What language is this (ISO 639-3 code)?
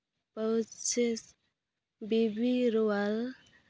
sat